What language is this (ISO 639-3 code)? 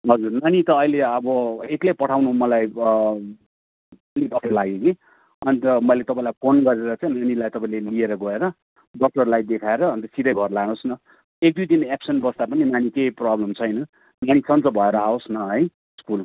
nep